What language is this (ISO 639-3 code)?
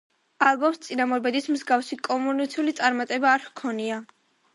kat